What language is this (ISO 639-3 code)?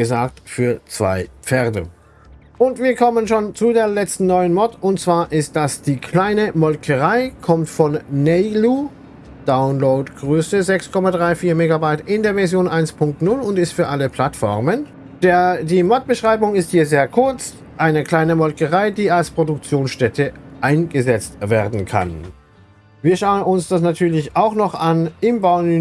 deu